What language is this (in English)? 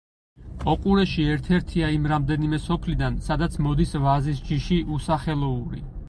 Georgian